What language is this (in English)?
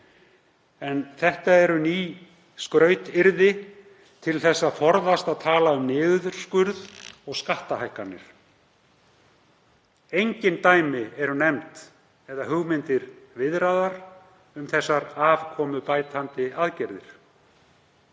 Icelandic